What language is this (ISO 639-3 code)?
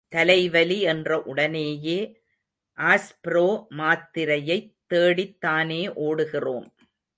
tam